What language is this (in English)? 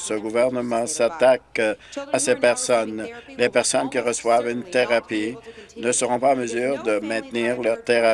French